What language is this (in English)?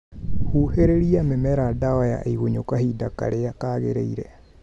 Kikuyu